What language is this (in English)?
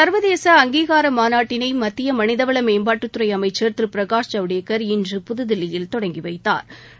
Tamil